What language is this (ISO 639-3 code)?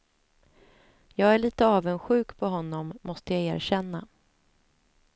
swe